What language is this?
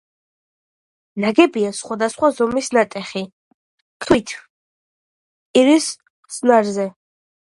Georgian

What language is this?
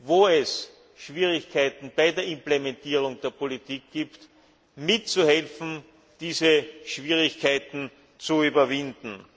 German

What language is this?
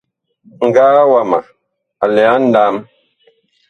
Bakoko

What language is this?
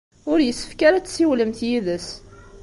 Kabyle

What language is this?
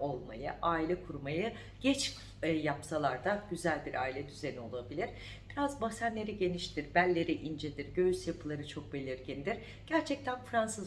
Turkish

